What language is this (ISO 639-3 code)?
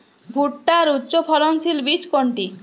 ben